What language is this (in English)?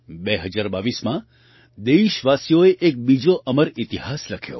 Gujarati